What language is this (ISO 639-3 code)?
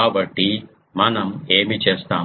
tel